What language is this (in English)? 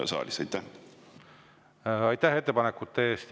Estonian